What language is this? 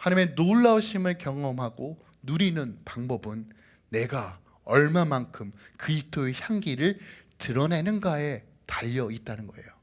Korean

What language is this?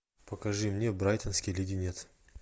Russian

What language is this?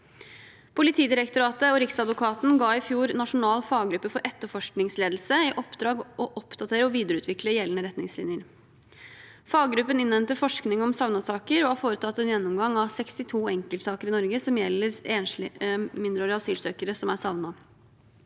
Norwegian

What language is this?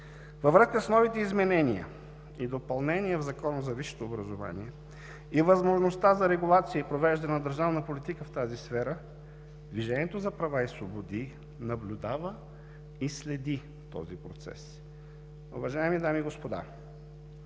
Bulgarian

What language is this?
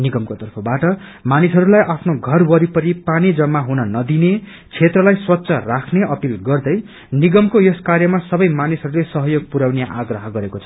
Nepali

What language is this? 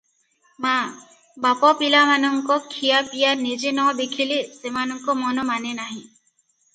Odia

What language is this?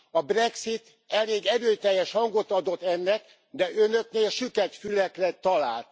Hungarian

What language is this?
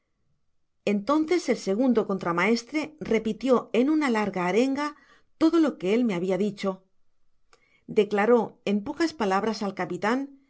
Spanish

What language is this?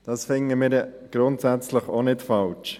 Swiss German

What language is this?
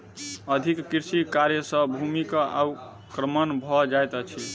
Maithili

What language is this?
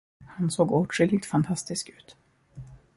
Swedish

